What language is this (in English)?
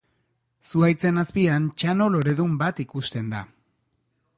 Basque